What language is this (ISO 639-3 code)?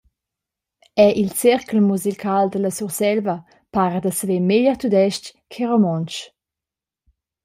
roh